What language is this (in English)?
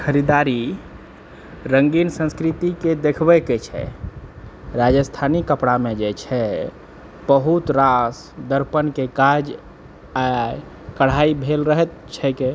Maithili